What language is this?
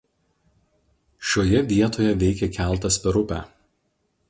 Lithuanian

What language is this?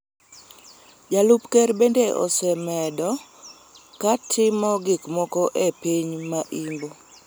Luo (Kenya and Tanzania)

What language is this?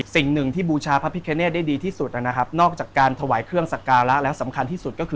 Thai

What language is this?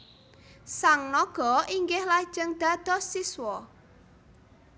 Javanese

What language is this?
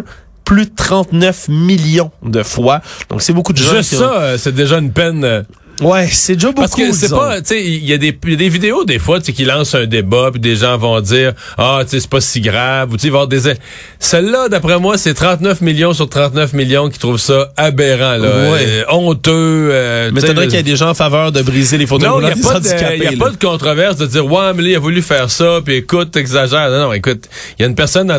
French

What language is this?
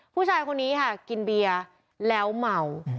Thai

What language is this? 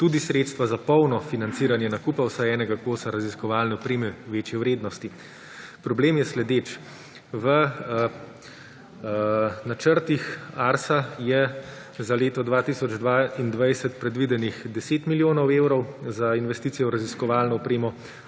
Slovenian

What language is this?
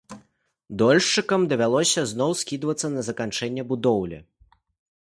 Belarusian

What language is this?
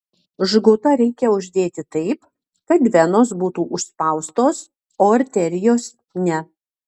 Lithuanian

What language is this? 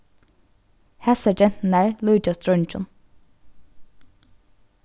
Faroese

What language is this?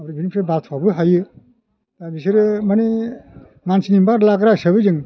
Bodo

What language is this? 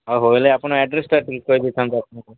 Odia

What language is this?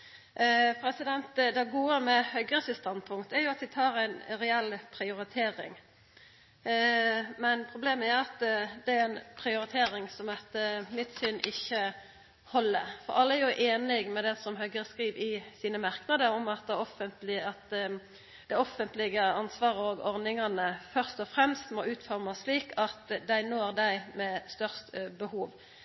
Norwegian Nynorsk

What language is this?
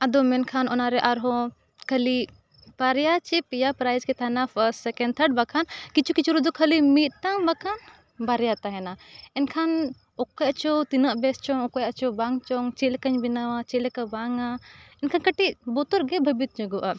Santali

